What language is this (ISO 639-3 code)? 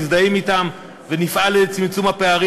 heb